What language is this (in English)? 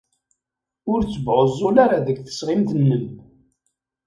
Kabyle